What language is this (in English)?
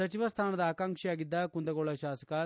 Kannada